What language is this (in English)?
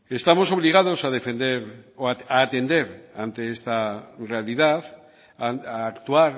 Spanish